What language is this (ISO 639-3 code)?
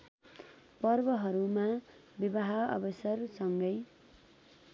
nep